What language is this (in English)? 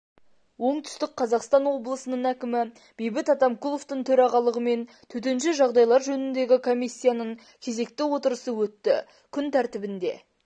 Kazakh